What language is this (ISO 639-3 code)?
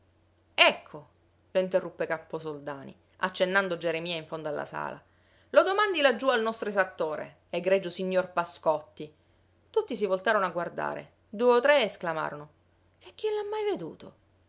ita